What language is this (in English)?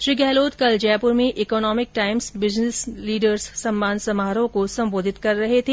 Hindi